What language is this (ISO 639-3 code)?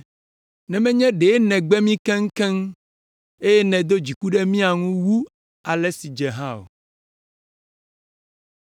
ewe